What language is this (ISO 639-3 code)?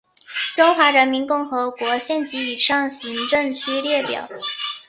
zho